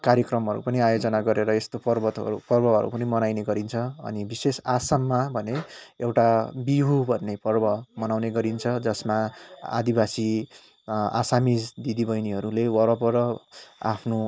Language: Nepali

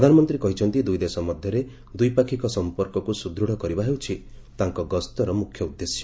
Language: Odia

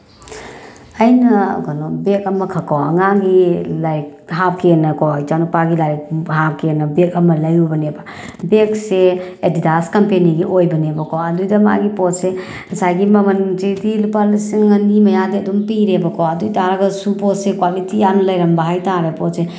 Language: Manipuri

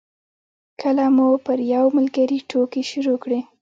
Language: Pashto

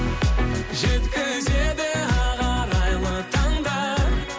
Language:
Kazakh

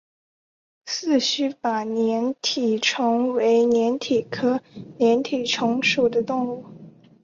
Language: Chinese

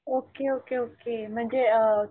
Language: Marathi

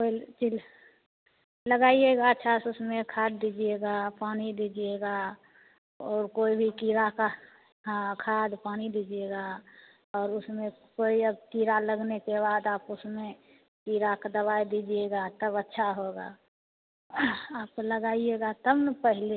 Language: Hindi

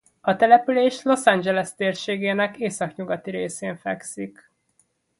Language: Hungarian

